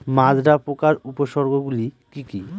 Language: Bangla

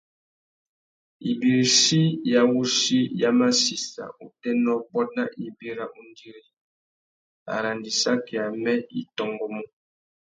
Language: Tuki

